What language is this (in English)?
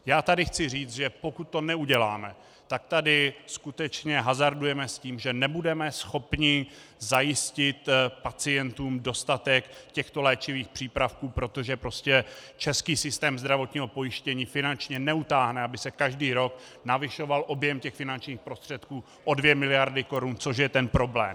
Czech